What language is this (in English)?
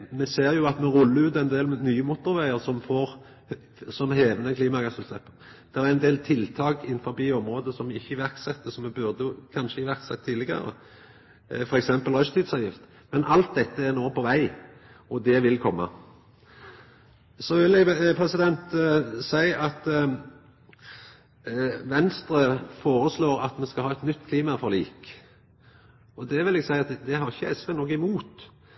Norwegian Nynorsk